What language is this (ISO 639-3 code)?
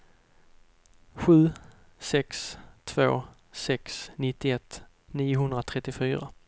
swe